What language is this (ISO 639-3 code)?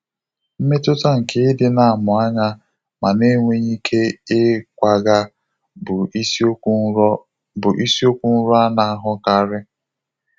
ibo